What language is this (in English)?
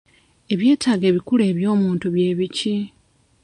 Ganda